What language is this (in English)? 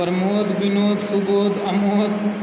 Maithili